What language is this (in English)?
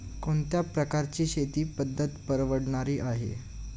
Marathi